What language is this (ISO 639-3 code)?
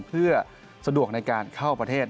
tha